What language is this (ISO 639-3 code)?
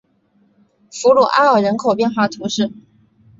zho